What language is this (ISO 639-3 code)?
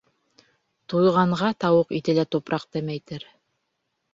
bak